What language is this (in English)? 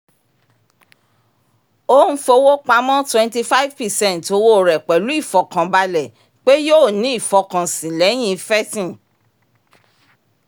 Yoruba